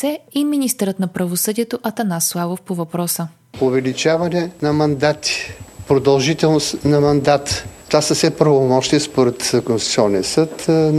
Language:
Bulgarian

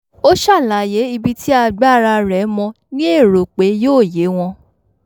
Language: Yoruba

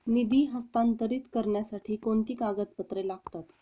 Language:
Marathi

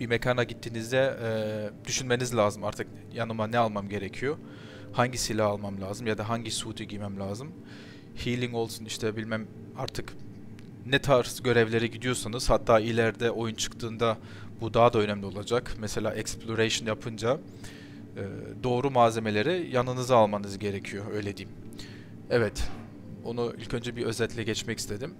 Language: Turkish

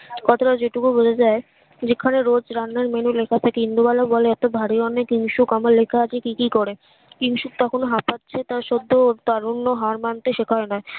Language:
Bangla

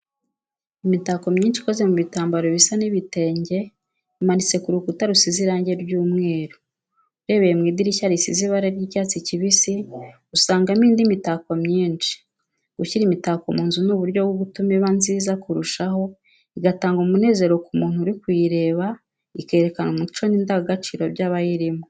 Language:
Kinyarwanda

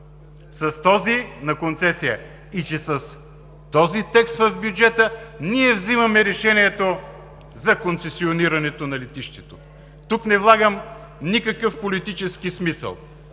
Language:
Bulgarian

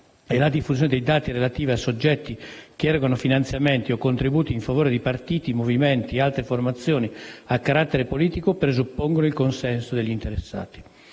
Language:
Italian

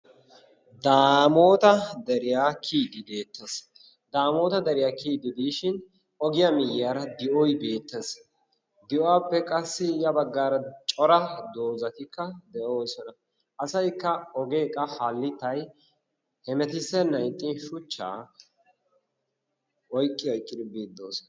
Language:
Wolaytta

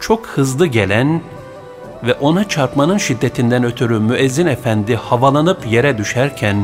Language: Turkish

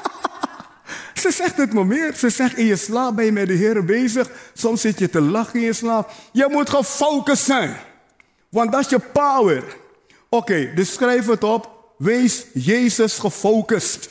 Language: Dutch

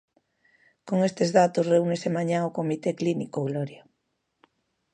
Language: Galician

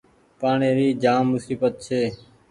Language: Goaria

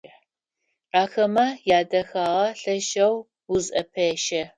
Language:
Adyghe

